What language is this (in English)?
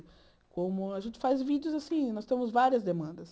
Portuguese